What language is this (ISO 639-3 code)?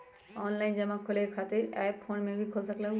mag